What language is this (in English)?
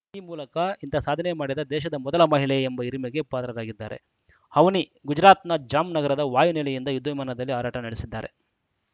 Kannada